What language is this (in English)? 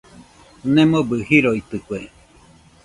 Nüpode Huitoto